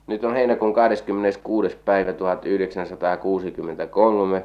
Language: Finnish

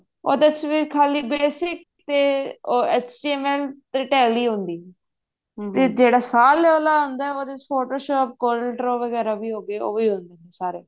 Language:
Punjabi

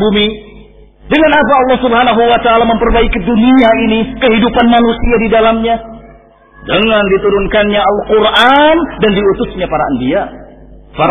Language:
Indonesian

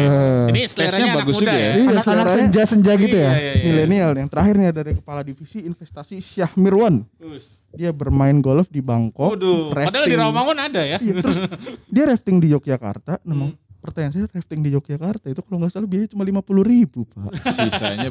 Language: Indonesian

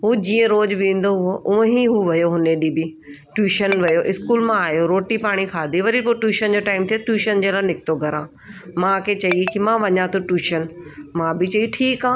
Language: Sindhi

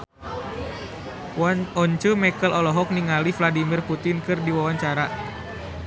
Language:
Sundanese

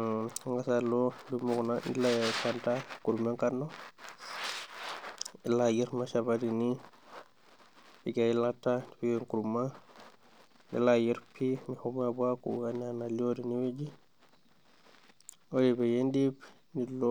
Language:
Masai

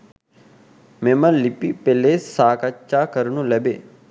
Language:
Sinhala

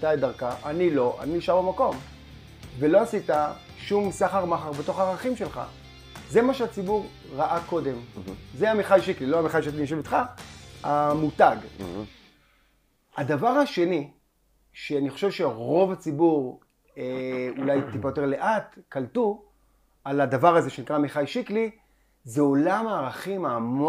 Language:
Hebrew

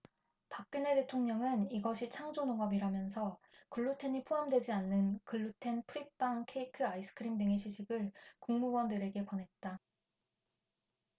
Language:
Korean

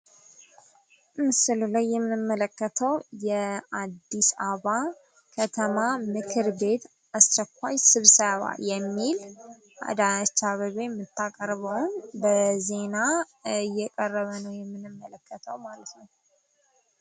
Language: Amharic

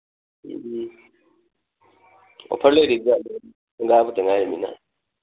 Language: Manipuri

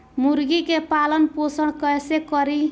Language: Bhojpuri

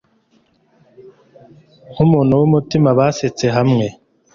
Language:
Kinyarwanda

